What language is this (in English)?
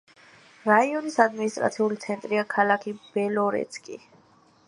Georgian